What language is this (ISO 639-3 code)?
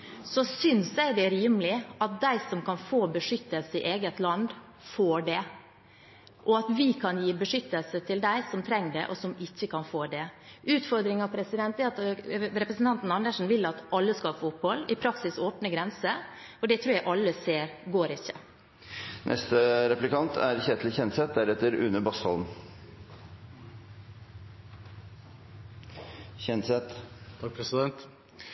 nob